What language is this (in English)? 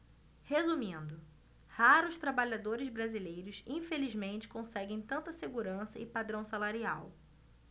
Portuguese